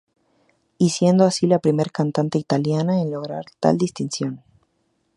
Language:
Spanish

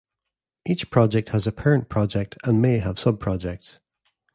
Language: English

